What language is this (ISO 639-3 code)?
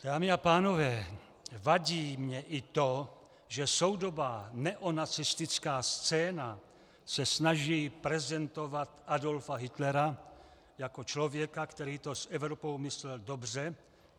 ces